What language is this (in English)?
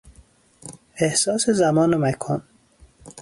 Persian